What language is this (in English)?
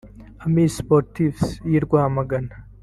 Kinyarwanda